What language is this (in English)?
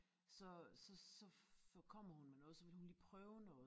Danish